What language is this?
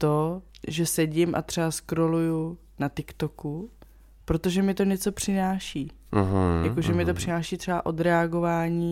Czech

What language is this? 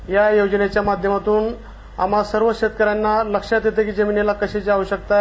Marathi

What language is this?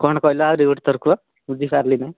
Odia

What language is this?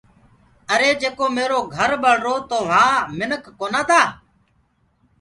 Gurgula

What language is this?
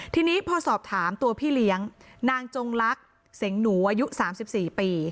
Thai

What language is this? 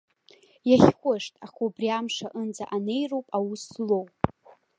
Abkhazian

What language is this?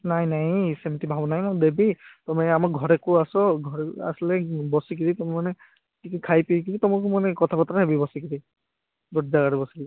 Odia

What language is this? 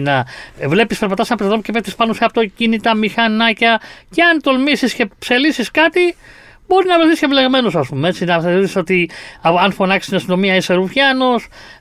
Greek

